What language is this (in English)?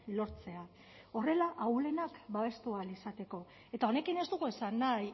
Basque